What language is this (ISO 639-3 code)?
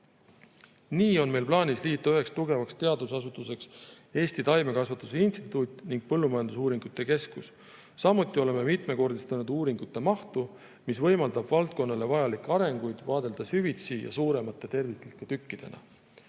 est